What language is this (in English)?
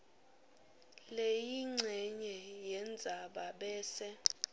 Swati